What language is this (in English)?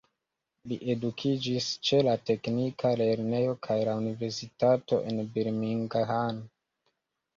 Esperanto